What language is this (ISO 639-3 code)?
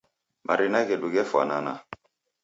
dav